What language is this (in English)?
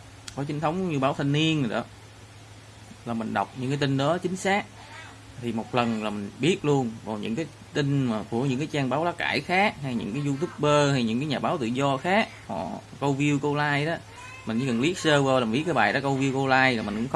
Vietnamese